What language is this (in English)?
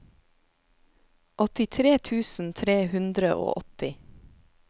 Norwegian